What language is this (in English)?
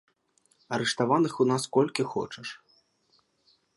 Belarusian